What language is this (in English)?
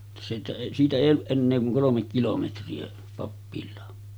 Finnish